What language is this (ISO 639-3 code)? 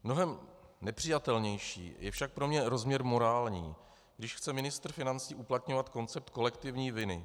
ces